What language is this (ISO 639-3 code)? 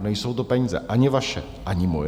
ces